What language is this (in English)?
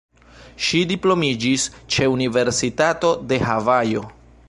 Esperanto